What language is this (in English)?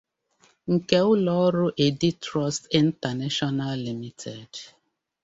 Igbo